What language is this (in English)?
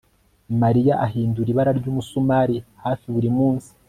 Kinyarwanda